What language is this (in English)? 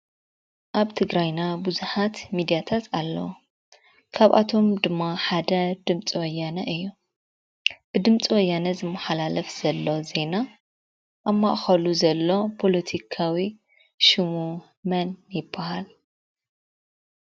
Tigrinya